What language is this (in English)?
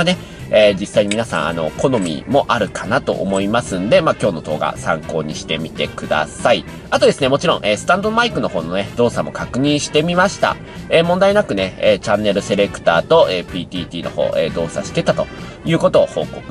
Japanese